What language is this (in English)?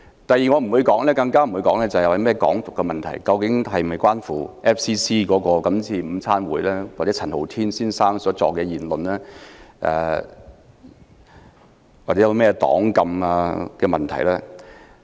Cantonese